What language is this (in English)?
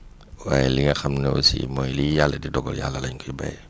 Wolof